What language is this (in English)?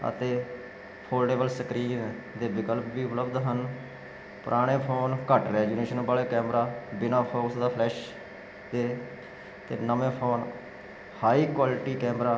Punjabi